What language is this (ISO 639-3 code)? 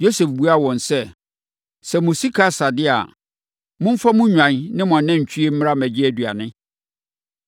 aka